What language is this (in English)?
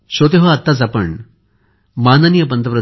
Marathi